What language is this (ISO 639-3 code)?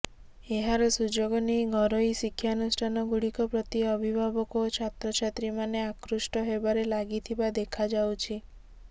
ori